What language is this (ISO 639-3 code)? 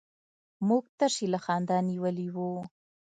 pus